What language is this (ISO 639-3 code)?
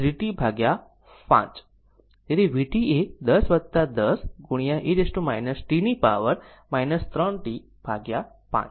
guj